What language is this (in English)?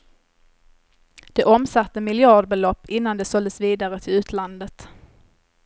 Swedish